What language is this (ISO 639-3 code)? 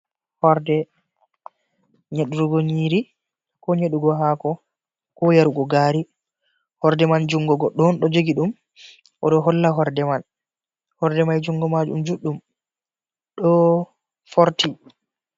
ful